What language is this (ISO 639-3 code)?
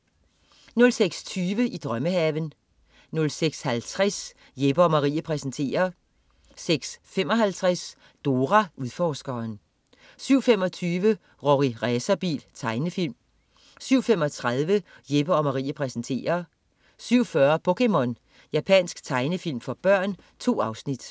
dan